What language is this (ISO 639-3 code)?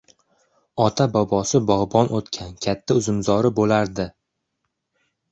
uzb